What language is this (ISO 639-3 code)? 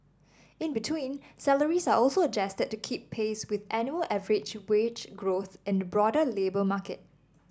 eng